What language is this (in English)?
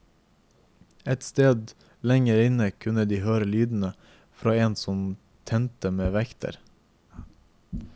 Norwegian